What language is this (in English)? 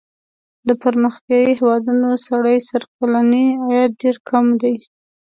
Pashto